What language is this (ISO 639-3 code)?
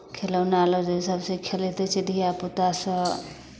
mai